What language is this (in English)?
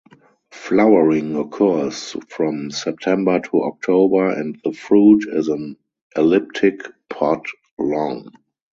English